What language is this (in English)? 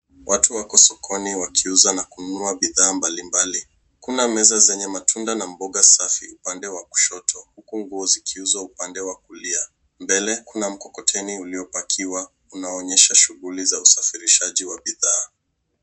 Swahili